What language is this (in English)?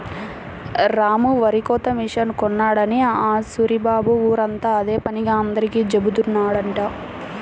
Telugu